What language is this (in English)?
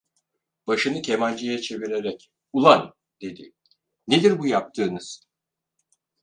Turkish